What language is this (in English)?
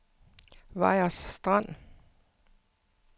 Danish